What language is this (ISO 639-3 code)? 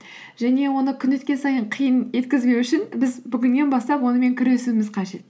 kaz